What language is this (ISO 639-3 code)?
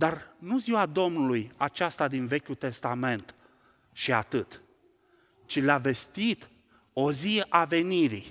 ron